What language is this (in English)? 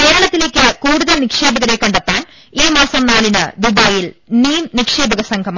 Malayalam